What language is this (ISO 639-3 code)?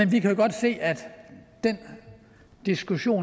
dan